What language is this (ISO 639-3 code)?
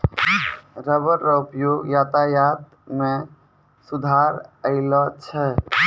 mai